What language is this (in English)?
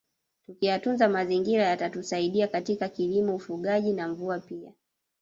Swahili